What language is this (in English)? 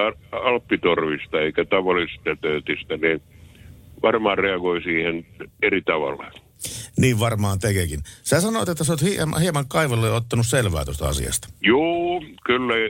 Finnish